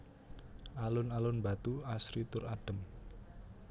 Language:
Javanese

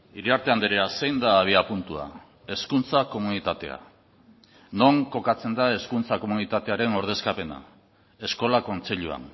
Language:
Basque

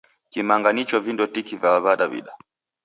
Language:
Taita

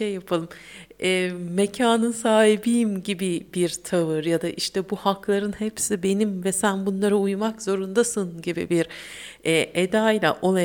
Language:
Turkish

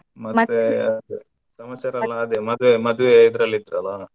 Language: Kannada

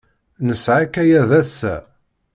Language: Kabyle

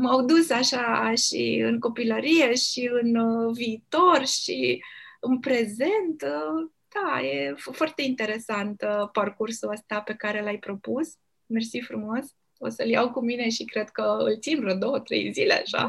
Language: Romanian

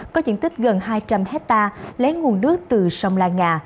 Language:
Vietnamese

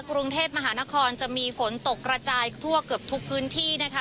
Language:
Thai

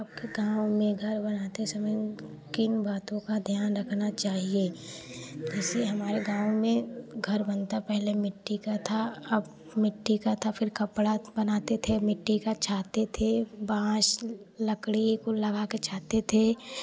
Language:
Hindi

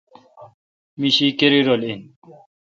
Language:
Kalkoti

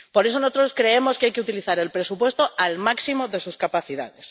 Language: Spanish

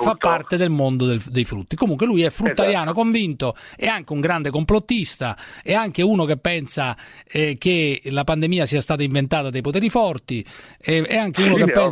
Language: Italian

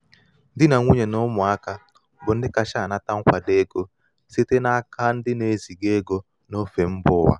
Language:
Igbo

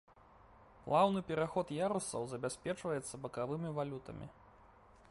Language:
Belarusian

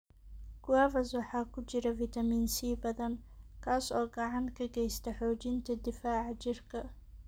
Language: Somali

